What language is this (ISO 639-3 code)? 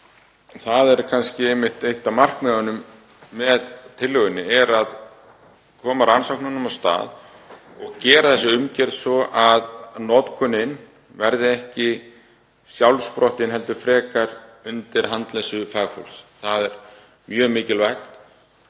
isl